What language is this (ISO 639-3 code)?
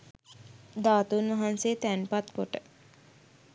sin